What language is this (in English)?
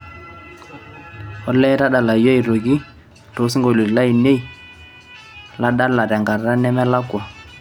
Masai